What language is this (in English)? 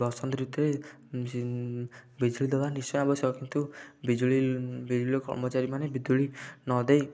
Odia